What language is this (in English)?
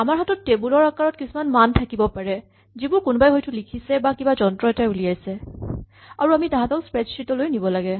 Assamese